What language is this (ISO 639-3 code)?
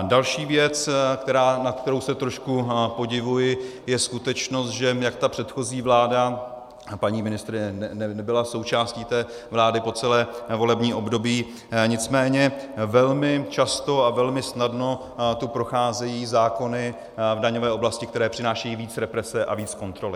ces